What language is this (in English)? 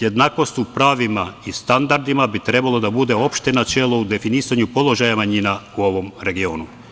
Serbian